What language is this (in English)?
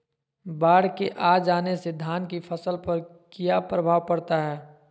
Magahi